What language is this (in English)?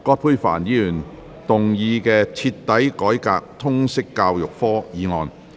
Cantonese